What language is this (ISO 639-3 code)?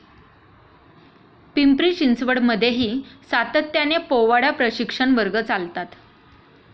mar